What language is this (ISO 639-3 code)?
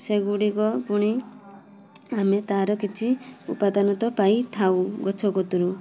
ori